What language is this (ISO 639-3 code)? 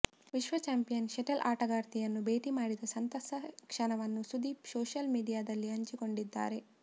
kan